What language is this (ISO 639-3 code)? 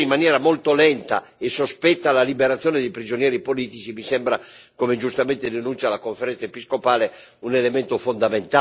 ita